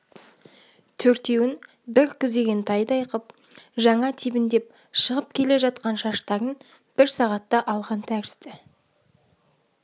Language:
Kazakh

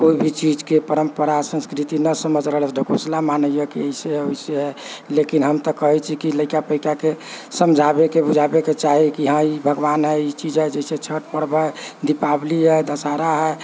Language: Maithili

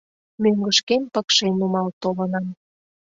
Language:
Mari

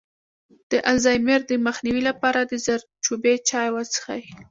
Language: Pashto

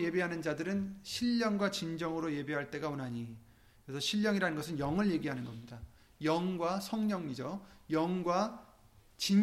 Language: Korean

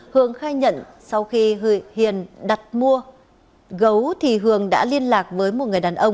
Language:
Vietnamese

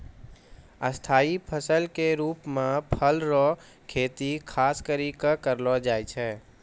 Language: Maithili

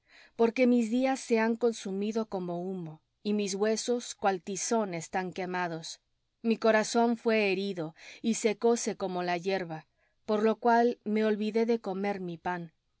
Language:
Spanish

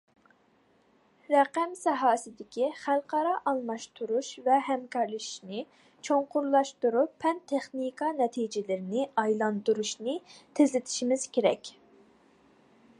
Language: Uyghur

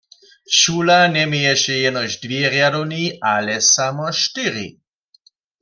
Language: Upper Sorbian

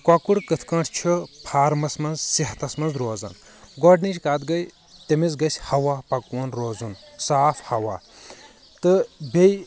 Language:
Kashmiri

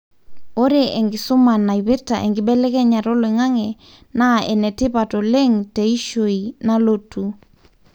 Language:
Masai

